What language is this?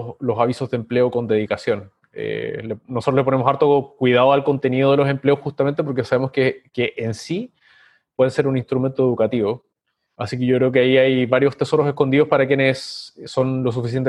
Spanish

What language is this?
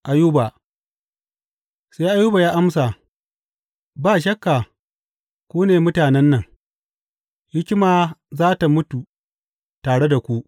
Hausa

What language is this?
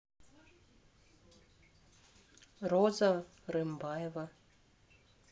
Russian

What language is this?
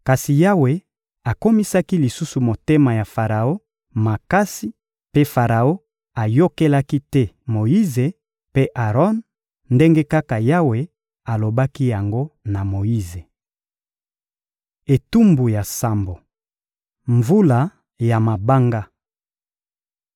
Lingala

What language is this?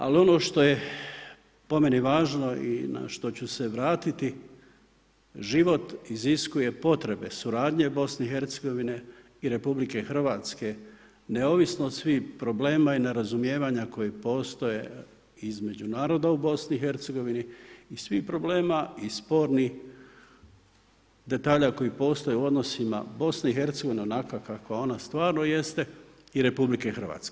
Croatian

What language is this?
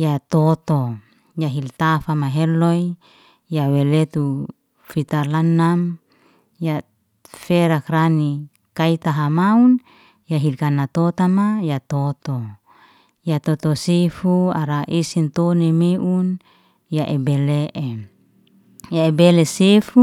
Liana-Seti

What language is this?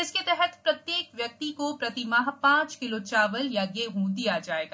Hindi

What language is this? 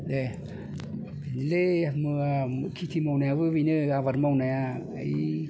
Bodo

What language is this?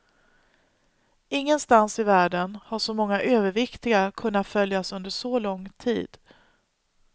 Swedish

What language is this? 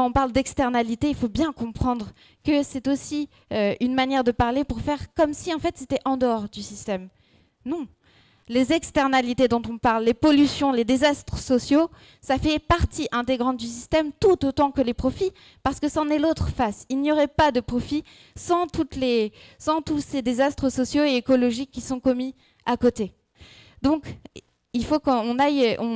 French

